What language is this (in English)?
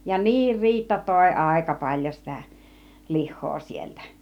Finnish